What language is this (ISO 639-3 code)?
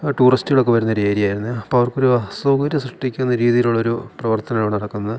mal